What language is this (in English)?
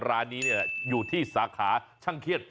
Thai